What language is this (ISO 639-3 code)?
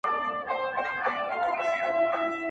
pus